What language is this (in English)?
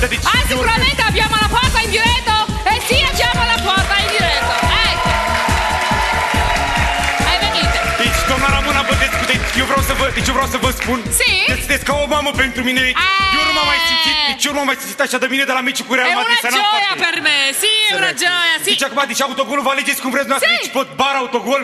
Romanian